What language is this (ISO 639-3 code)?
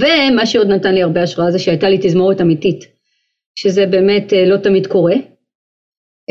heb